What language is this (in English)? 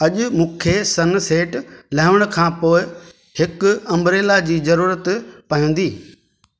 Sindhi